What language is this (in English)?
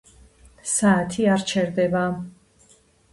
Georgian